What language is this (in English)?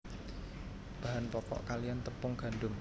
Javanese